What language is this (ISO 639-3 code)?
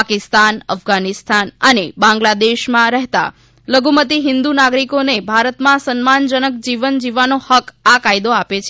guj